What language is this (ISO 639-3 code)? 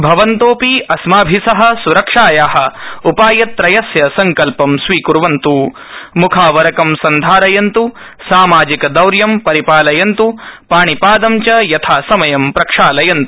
san